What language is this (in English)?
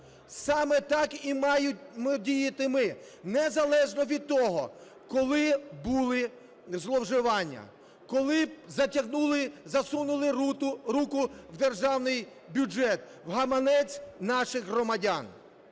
Ukrainian